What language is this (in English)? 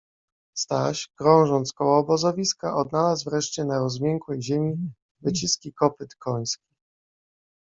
Polish